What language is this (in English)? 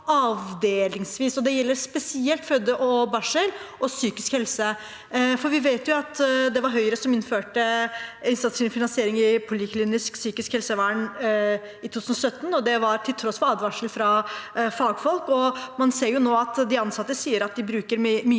Norwegian